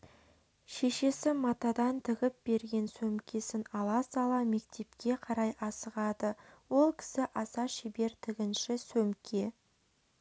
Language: Kazakh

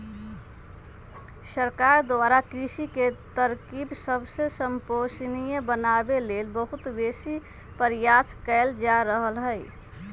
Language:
Magahi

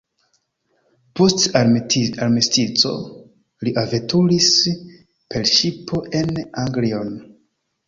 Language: Esperanto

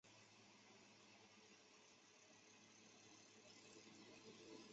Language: Chinese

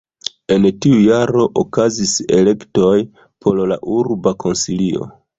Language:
Esperanto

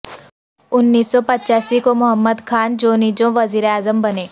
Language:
Urdu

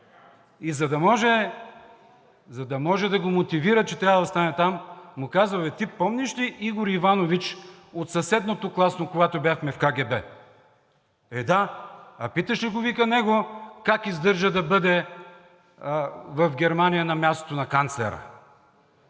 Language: Bulgarian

